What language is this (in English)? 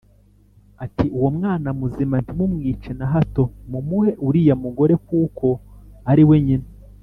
Kinyarwanda